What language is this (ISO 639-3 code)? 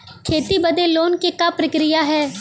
bho